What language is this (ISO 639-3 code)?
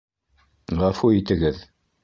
bak